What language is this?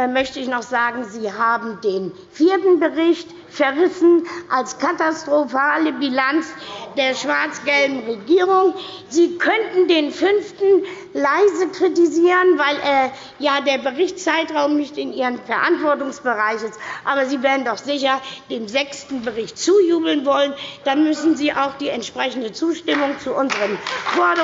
German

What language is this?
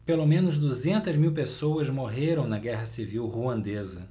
Portuguese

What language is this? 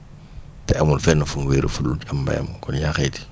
Wolof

